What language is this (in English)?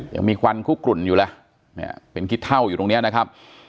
Thai